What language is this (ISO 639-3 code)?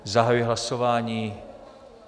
ces